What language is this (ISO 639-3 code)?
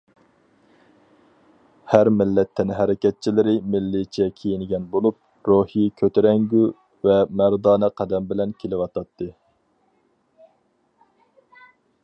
uig